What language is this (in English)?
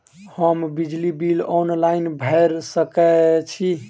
Maithili